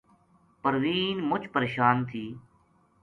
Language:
Gujari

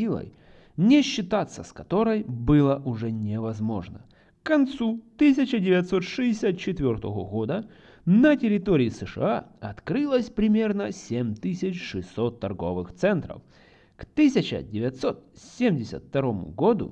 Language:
Russian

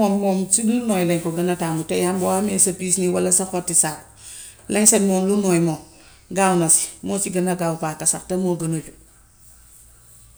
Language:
Gambian Wolof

